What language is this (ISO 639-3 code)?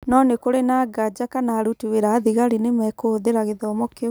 kik